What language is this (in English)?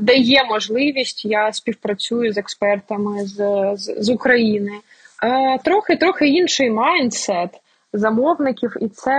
Ukrainian